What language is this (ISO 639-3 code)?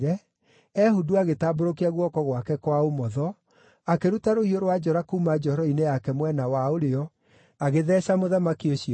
kik